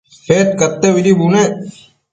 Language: Matsés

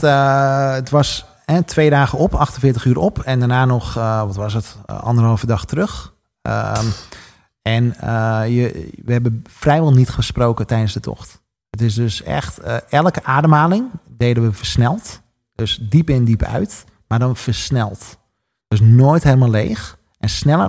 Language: Dutch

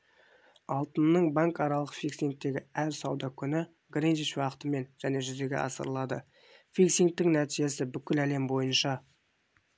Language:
Kazakh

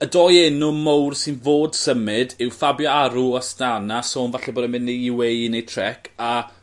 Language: Welsh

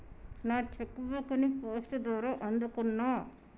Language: Telugu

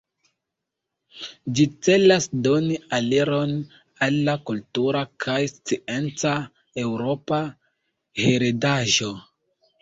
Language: Esperanto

